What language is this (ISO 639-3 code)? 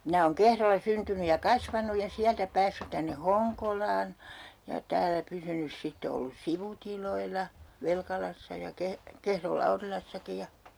fin